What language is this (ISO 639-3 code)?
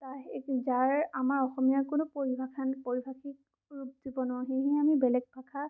asm